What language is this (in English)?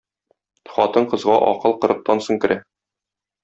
Tatar